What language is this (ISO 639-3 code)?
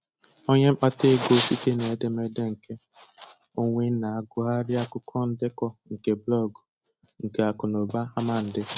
ibo